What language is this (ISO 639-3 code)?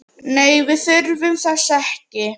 isl